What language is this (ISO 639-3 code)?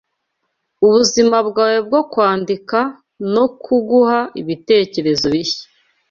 kin